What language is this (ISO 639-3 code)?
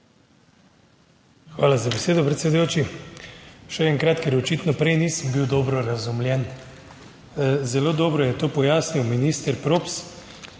slv